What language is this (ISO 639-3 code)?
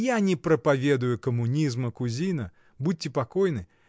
rus